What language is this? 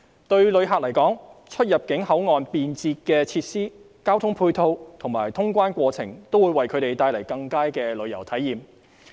Cantonese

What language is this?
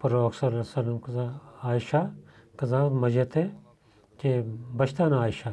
Bulgarian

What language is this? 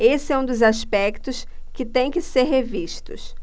Portuguese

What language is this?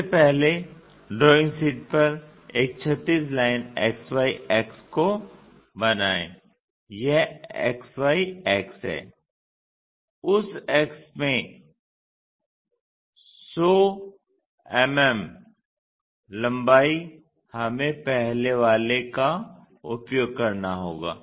Hindi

